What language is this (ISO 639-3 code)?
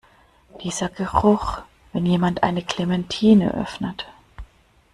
deu